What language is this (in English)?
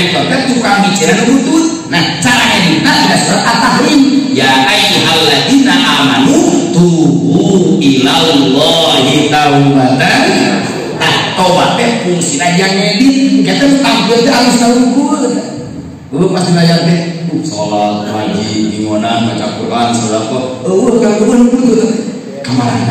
Indonesian